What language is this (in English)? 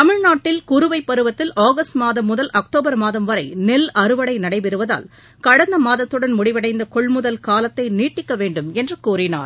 Tamil